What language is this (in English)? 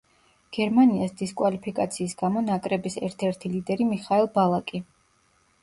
Georgian